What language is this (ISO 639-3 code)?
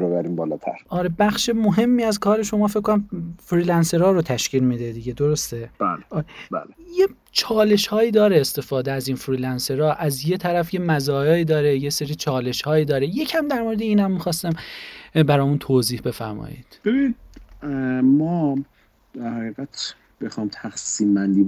fas